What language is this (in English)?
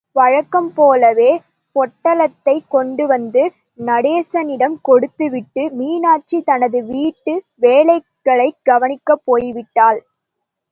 Tamil